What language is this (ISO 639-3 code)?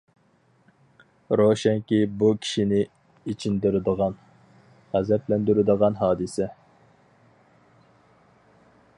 uig